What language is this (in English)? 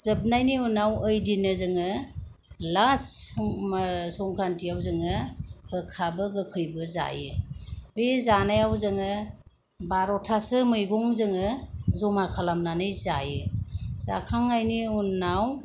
Bodo